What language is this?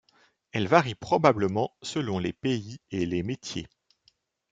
French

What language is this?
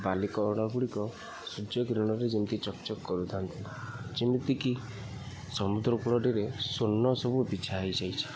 Odia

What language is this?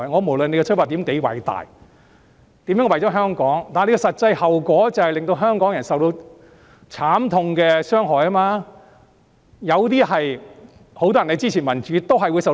Cantonese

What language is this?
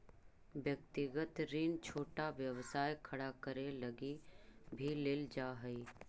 Magahi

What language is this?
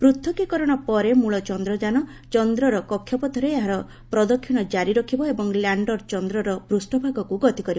Odia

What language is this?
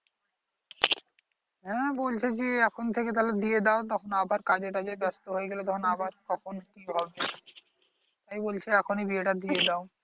Bangla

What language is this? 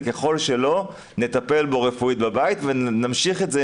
Hebrew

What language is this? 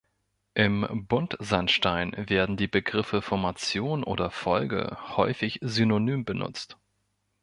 German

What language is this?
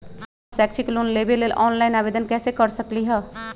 Magahi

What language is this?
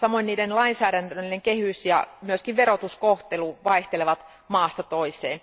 Finnish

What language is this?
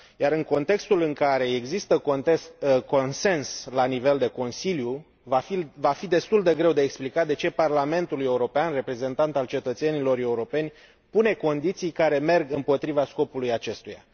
Romanian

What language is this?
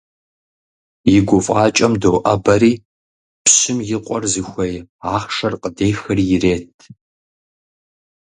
Kabardian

